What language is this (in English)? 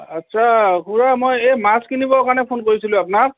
Assamese